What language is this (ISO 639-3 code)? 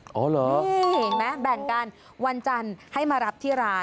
tha